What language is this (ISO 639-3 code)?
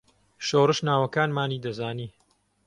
ckb